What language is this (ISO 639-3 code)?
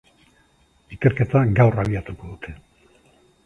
eus